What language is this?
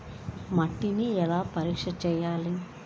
Telugu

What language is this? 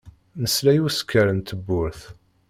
Kabyle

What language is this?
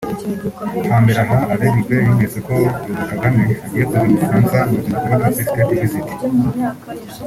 Kinyarwanda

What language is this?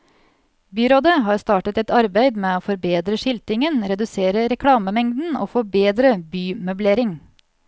Norwegian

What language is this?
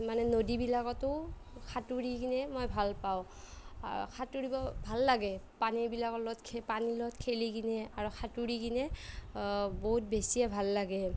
Assamese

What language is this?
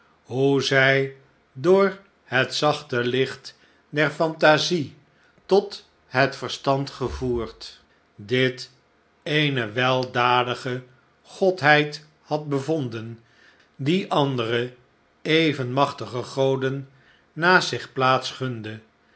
Dutch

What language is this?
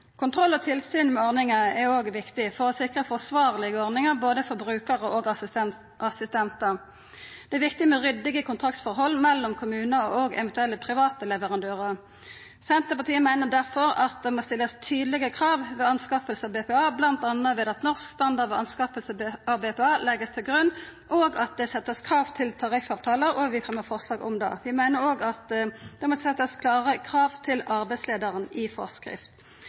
Norwegian Nynorsk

